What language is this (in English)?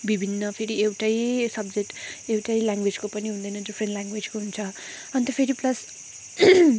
Nepali